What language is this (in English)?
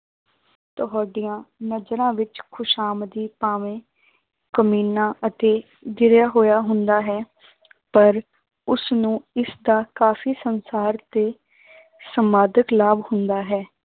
Punjabi